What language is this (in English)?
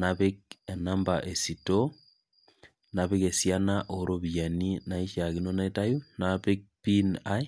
Masai